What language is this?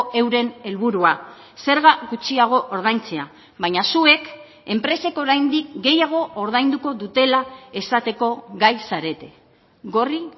Basque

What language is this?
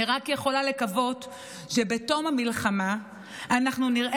Hebrew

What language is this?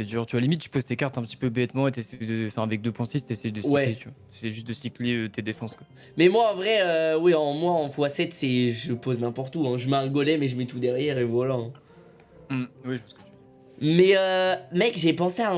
French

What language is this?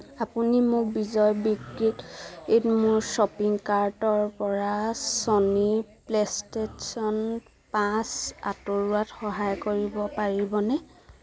Assamese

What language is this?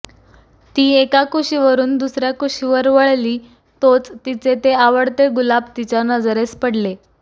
Marathi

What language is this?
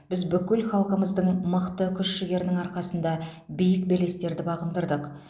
Kazakh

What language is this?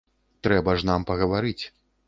Belarusian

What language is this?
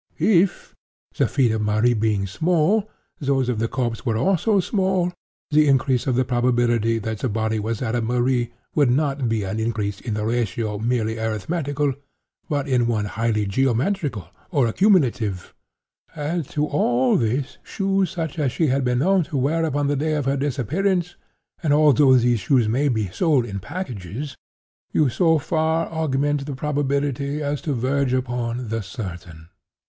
English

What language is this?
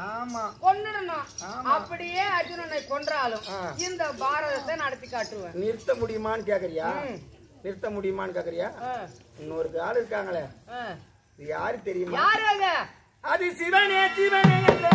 Arabic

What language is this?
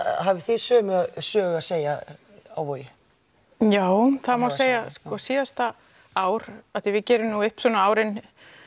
Icelandic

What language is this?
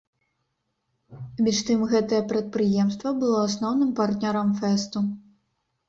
Belarusian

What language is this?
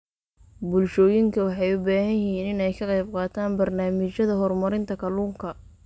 Somali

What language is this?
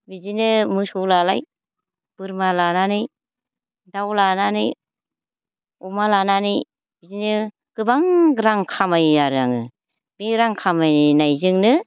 Bodo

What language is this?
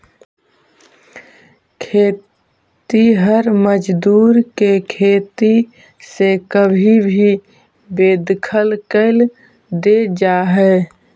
Magahi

